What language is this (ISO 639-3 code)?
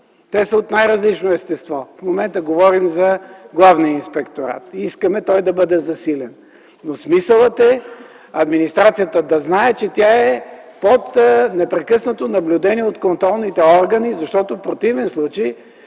bul